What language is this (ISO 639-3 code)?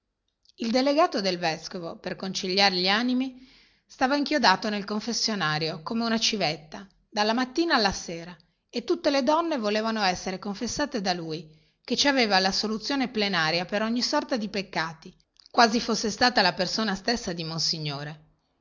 ita